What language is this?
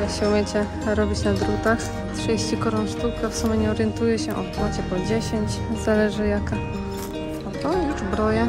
Polish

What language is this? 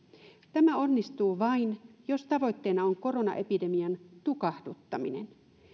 Finnish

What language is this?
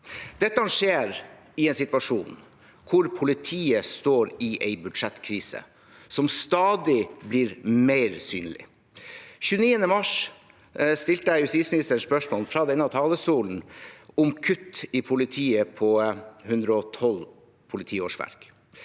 Norwegian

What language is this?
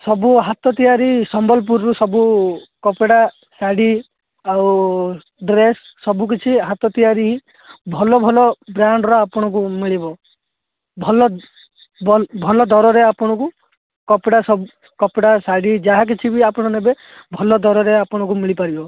Odia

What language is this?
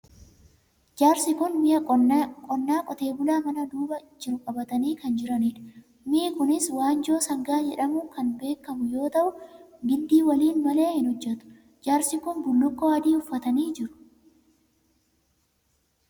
Oromo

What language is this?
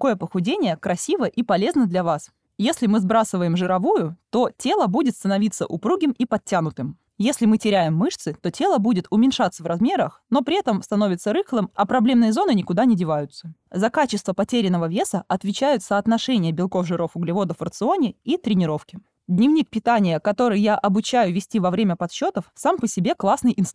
Russian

